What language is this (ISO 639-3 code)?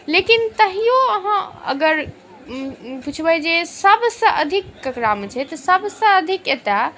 mai